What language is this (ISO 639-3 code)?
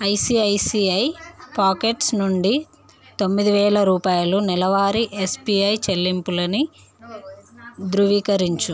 tel